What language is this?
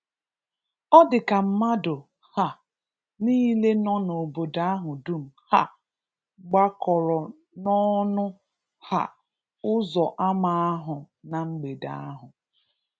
Igbo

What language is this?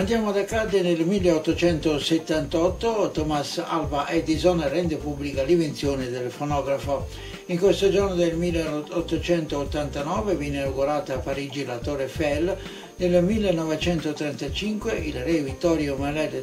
Italian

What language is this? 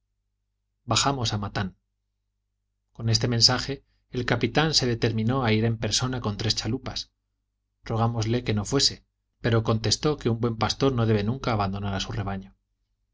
Spanish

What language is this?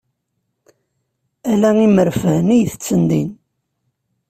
Kabyle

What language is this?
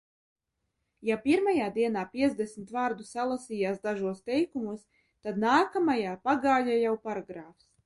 Latvian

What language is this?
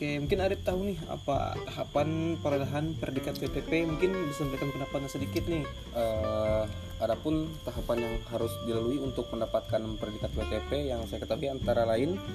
Indonesian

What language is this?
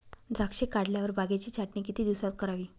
Marathi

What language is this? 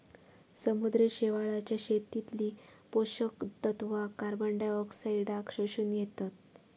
Marathi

